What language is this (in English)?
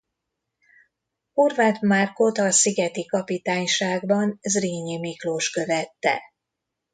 Hungarian